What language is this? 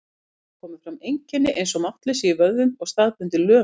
Icelandic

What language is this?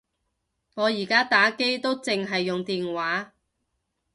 Cantonese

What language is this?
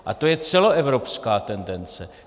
Czech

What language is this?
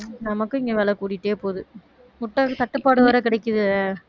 Tamil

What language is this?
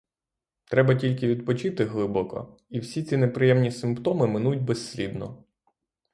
Ukrainian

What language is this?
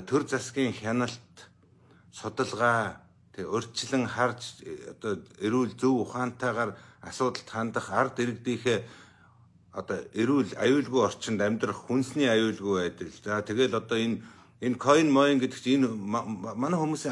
Korean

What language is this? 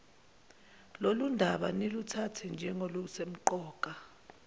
Zulu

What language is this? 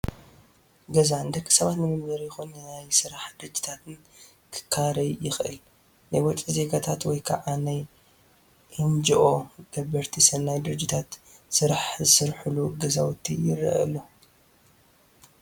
Tigrinya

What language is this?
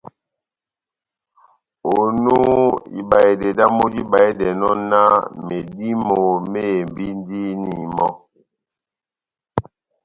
Batanga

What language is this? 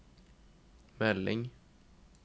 Norwegian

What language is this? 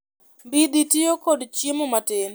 Luo (Kenya and Tanzania)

